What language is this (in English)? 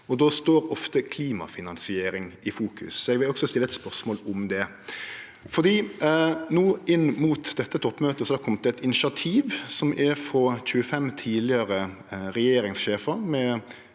Norwegian